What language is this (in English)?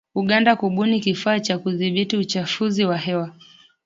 Swahili